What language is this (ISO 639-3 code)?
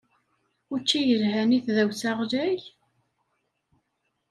kab